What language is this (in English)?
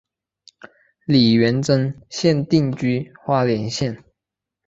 Chinese